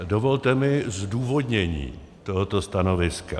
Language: Czech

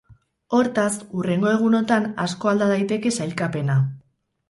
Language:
Basque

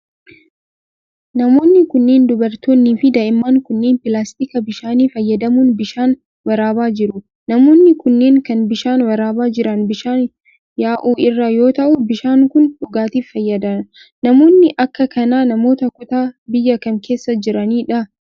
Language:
Oromo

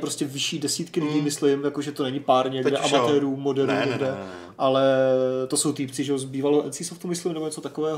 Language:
Czech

